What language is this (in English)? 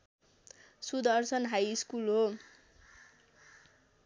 Nepali